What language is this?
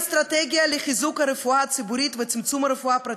Hebrew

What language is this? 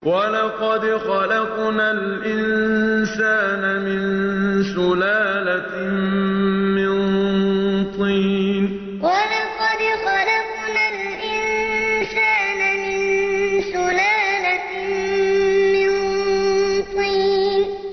Arabic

